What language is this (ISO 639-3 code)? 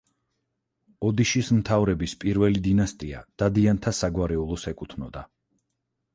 kat